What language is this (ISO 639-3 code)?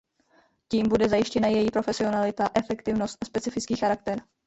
ces